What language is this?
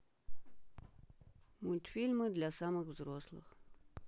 Russian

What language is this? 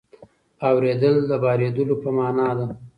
Pashto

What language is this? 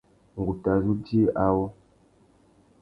Tuki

